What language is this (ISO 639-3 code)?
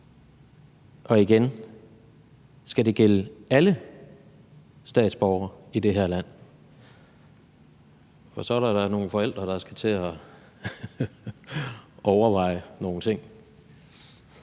dan